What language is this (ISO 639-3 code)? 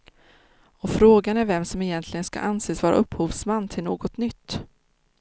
swe